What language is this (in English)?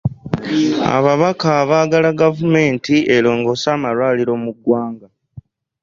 Ganda